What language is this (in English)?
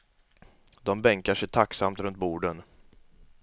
Swedish